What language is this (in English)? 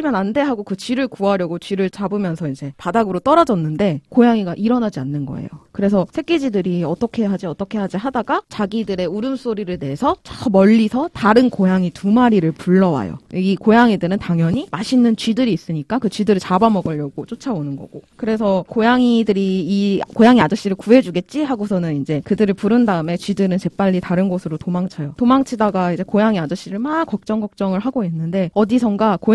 Korean